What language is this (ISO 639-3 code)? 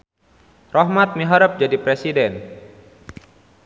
sun